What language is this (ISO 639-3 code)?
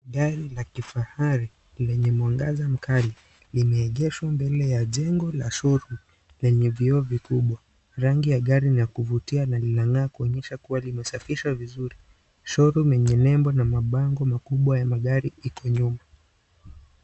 swa